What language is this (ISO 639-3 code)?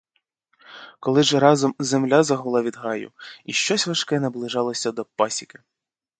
ukr